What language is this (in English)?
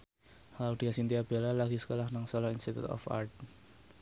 Javanese